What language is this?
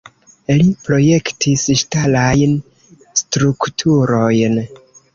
Esperanto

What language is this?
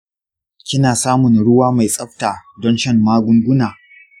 Hausa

